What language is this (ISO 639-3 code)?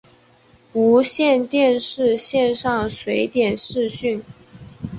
zho